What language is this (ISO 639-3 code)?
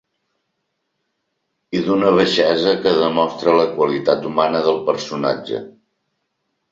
cat